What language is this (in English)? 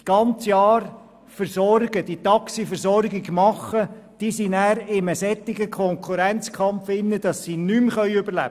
Swiss German